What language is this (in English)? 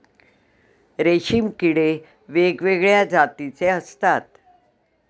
Marathi